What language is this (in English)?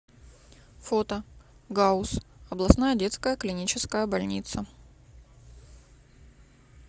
Russian